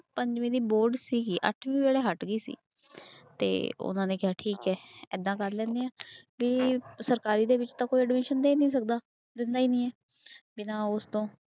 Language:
Punjabi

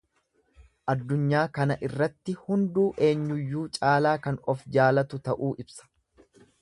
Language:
Oromo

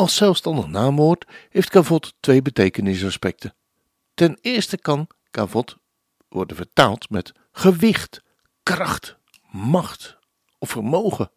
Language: Dutch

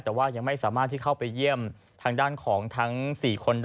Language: Thai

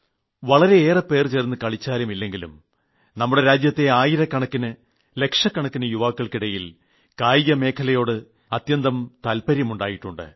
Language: Malayalam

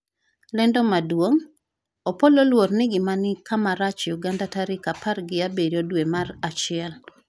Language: Luo (Kenya and Tanzania)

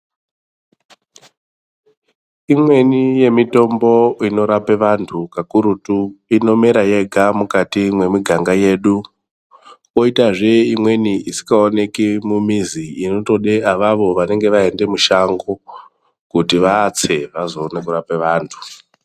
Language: Ndau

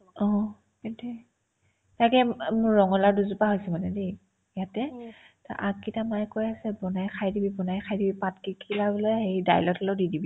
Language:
Assamese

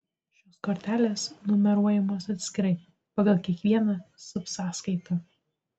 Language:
Lithuanian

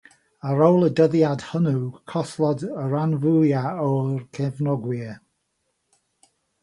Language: Welsh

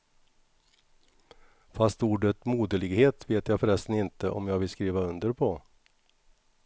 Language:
Swedish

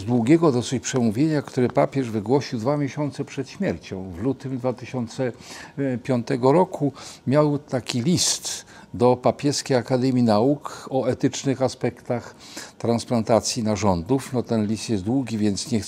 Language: Polish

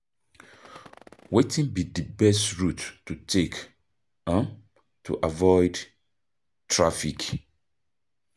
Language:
Nigerian Pidgin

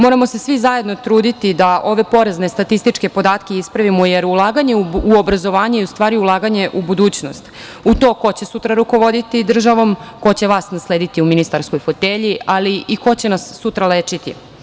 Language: Serbian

